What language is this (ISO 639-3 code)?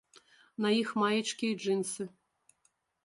bel